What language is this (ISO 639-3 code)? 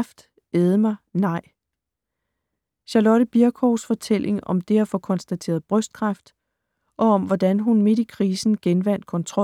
dan